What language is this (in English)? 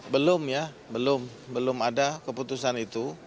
Indonesian